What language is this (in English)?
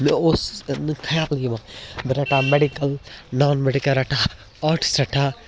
Kashmiri